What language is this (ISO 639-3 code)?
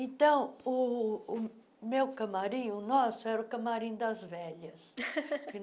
por